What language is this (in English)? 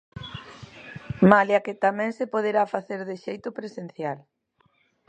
Galician